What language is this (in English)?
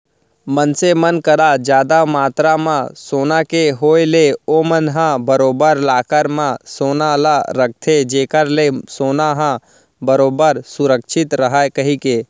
Chhattisgarhi